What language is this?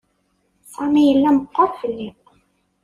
Kabyle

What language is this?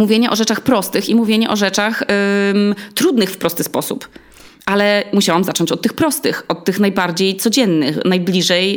Polish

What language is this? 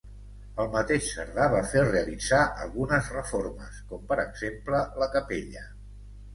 Catalan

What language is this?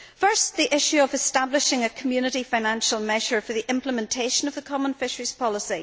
English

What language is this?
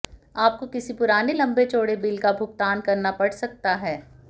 Hindi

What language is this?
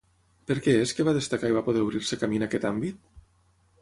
Catalan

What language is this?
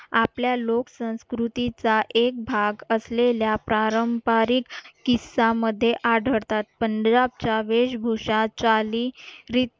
Marathi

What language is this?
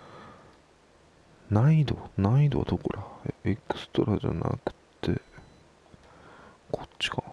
Japanese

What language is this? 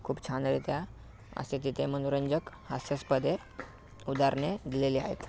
Marathi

